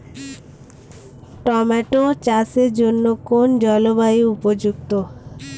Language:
Bangla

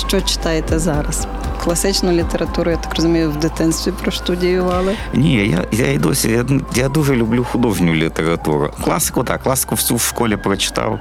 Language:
Ukrainian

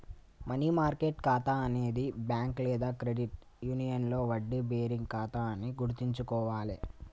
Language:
Telugu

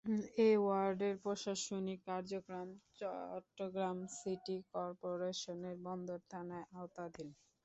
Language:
Bangla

